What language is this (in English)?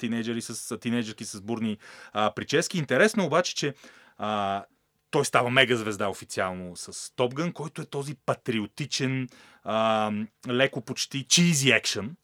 Bulgarian